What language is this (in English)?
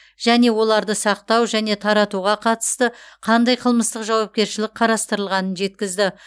Kazakh